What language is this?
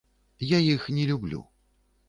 Belarusian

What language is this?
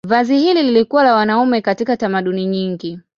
Swahili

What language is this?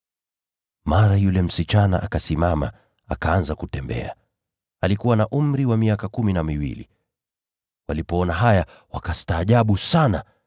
Swahili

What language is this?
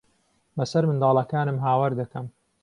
Central Kurdish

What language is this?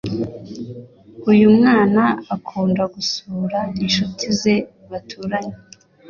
Kinyarwanda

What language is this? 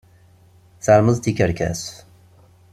Kabyle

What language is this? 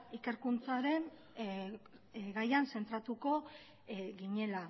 Basque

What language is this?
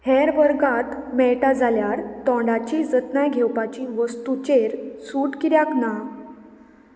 Konkani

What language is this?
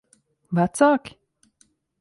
Latvian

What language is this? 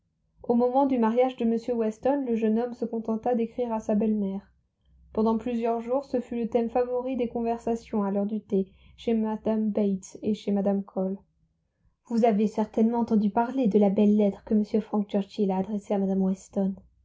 French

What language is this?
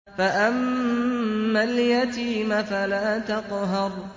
Arabic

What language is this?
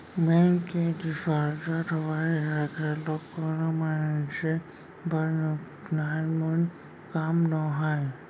Chhattisgarhi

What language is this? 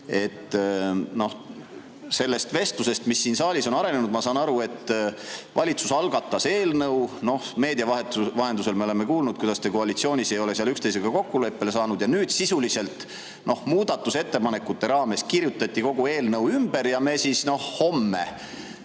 Estonian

